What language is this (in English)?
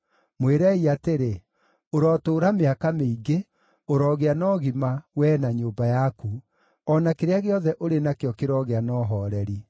Kikuyu